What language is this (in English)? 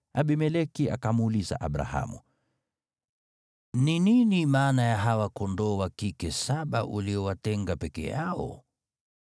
Swahili